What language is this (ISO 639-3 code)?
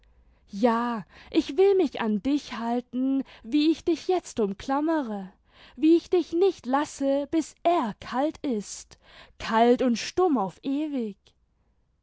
deu